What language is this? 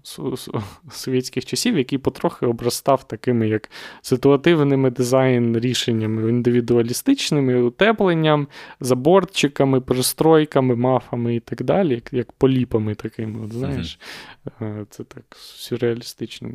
Ukrainian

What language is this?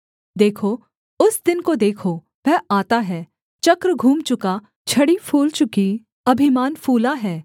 Hindi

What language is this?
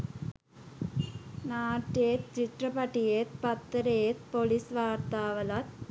Sinhala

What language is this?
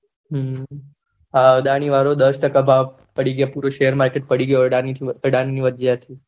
Gujarati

